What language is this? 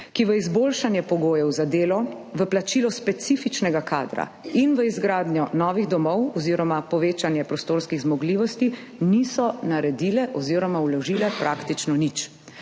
Slovenian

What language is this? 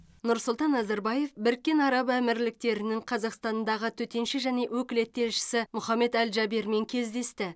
Kazakh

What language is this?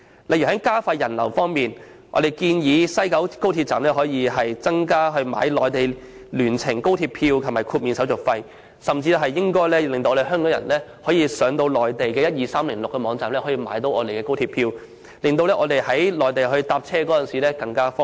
Cantonese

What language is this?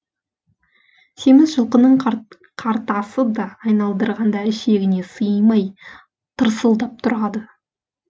Kazakh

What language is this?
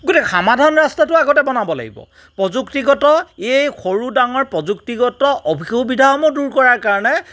Assamese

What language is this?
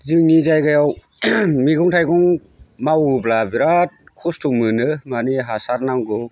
Bodo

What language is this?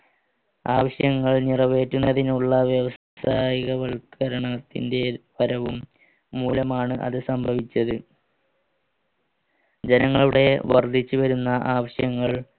Malayalam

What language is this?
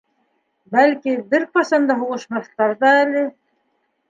Bashkir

